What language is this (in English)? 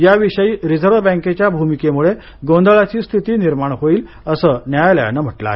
Marathi